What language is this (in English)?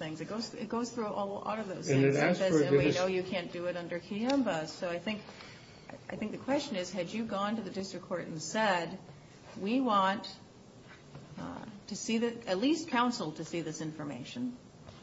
English